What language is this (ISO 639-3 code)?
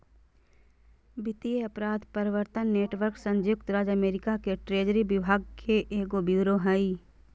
mag